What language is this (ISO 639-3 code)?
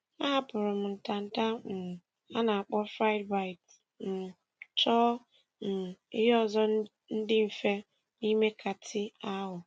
ibo